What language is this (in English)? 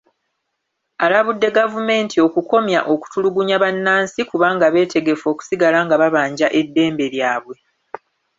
Ganda